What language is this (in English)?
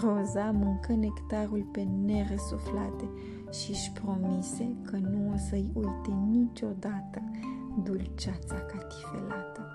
Romanian